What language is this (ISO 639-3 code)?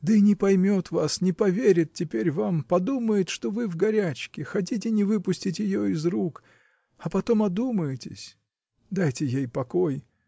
rus